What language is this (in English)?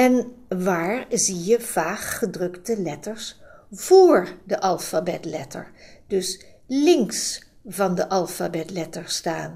Dutch